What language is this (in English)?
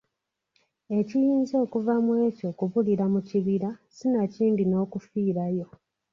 Ganda